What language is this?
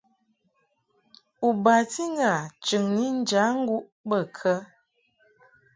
Mungaka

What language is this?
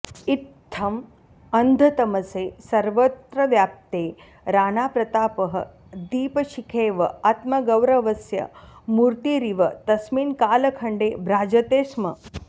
Sanskrit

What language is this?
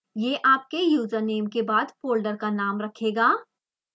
Hindi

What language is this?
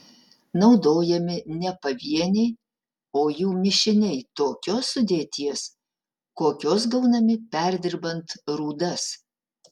Lithuanian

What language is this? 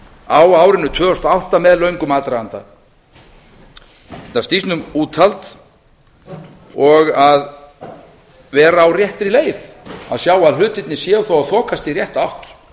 Icelandic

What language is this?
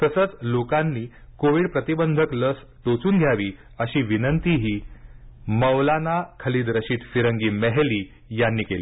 Marathi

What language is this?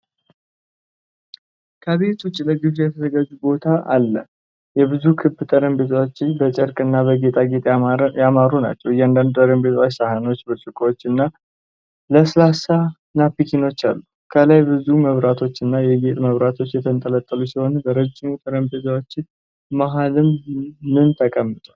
Amharic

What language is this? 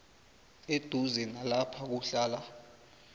South Ndebele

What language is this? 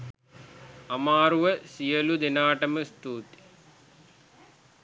Sinhala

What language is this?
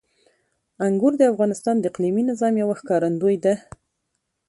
Pashto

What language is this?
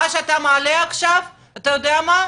Hebrew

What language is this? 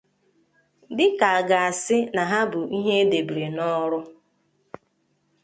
Igbo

